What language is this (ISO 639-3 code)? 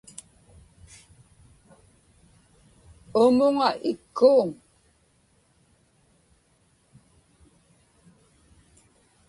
ipk